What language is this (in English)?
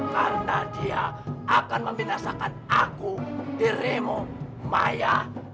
Indonesian